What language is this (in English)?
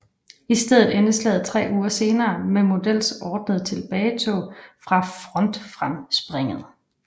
Danish